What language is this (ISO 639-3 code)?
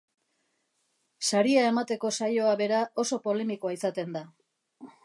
eus